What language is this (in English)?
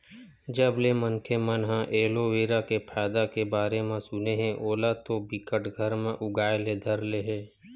Chhattisgarhi